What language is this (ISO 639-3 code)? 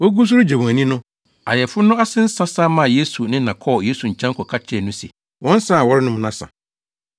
aka